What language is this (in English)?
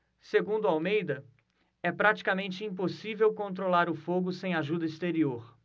Portuguese